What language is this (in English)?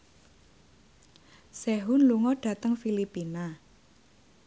Javanese